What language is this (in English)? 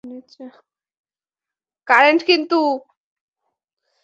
Bangla